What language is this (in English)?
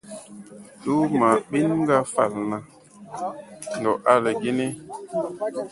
Tupuri